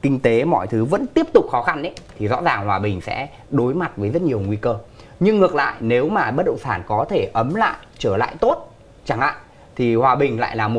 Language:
Vietnamese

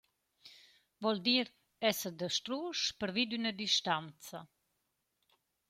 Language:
Romansh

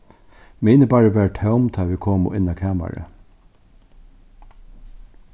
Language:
Faroese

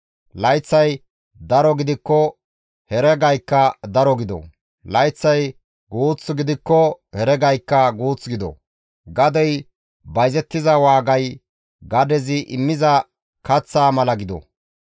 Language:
Gamo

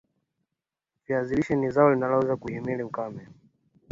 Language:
Swahili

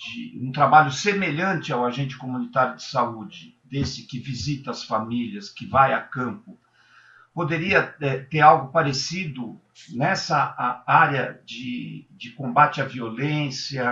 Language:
Portuguese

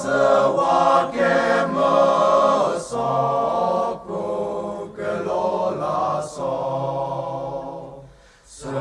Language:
English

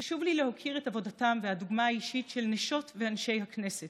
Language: Hebrew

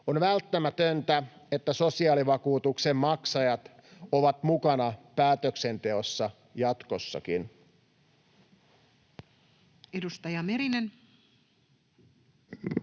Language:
Finnish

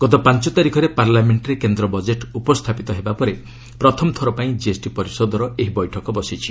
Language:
Odia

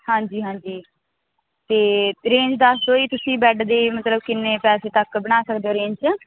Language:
Punjabi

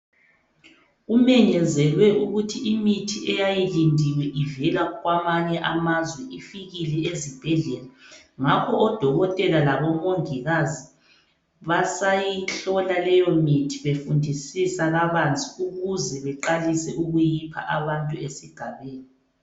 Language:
North Ndebele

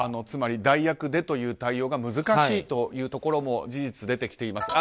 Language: Japanese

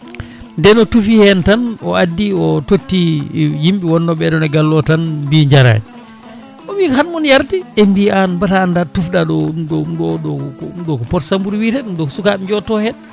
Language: Fula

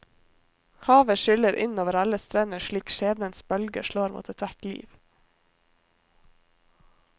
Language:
Norwegian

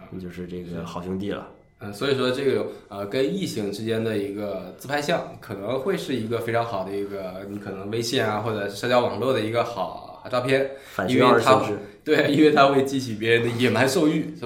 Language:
Chinese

